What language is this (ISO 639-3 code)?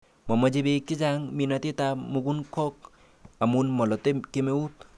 kln